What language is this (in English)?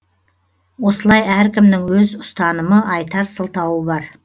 Kazakh